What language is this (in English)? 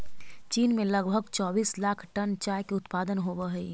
Magahi